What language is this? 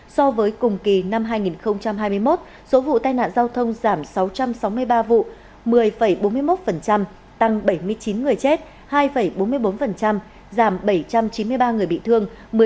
Vietnamese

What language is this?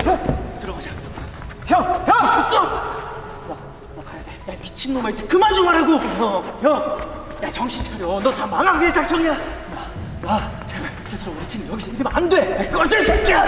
Korean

